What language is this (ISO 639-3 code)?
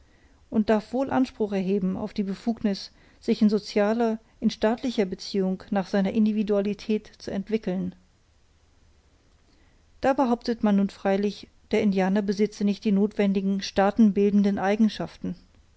deu